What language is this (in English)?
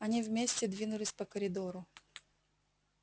Russian